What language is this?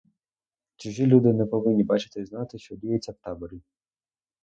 Ukrainian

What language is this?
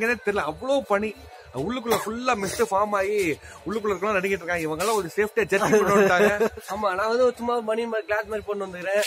Dutch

